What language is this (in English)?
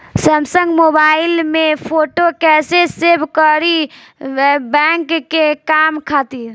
Bhojpuri